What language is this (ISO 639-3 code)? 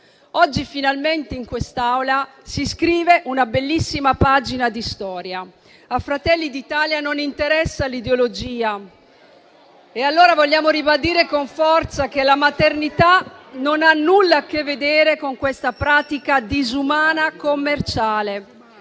ita